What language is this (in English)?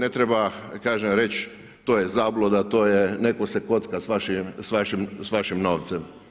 Croatian